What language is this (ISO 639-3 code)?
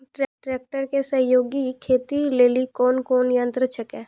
mai